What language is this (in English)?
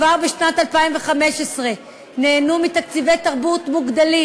Hebrew